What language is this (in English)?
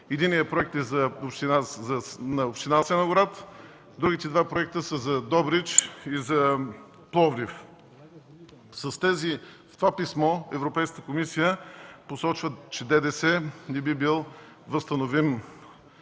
Bulgarian